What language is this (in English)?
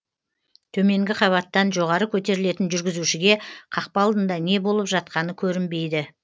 Kazakh